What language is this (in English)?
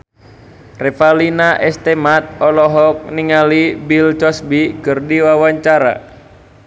Sundanese